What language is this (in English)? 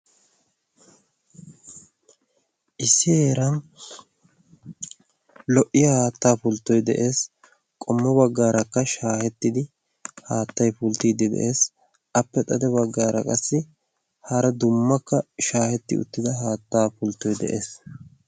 Wolaytta